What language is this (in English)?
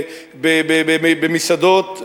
Hebrew